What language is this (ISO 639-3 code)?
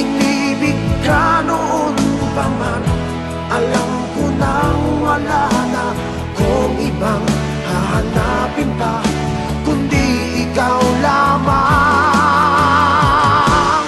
ind